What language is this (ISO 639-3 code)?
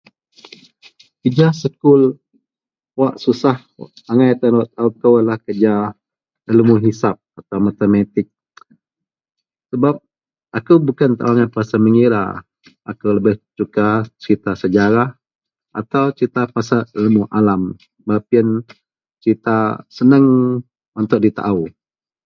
mel